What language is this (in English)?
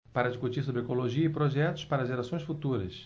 Portuguese